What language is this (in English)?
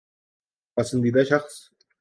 Urdu